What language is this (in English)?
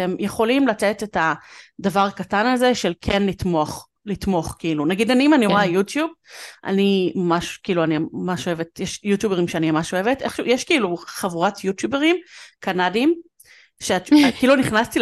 Hebrew